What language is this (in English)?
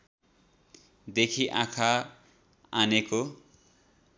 Nepali